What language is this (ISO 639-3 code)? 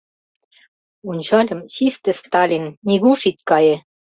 chm